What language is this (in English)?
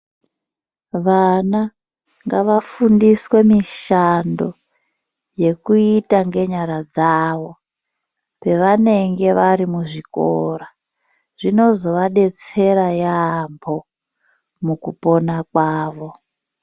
Ndau